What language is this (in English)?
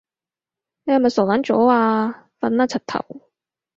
Cantonese